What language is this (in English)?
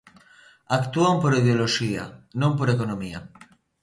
Galician